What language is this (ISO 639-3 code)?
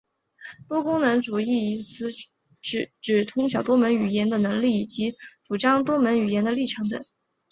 zho